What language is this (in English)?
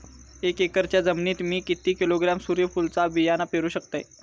Marathi